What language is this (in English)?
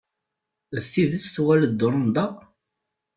Kabyle